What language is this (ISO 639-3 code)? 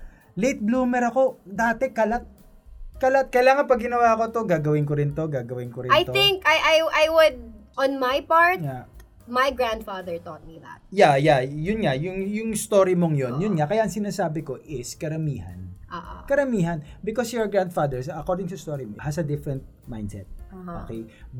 fil